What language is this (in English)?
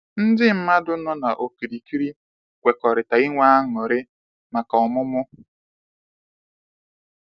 Igbo